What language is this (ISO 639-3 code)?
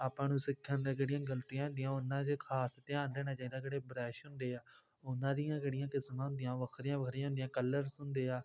pan